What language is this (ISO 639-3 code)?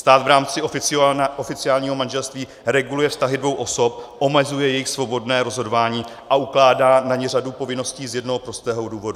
ces